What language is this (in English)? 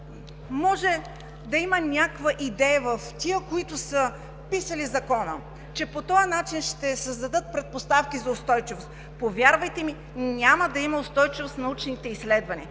Bulgarian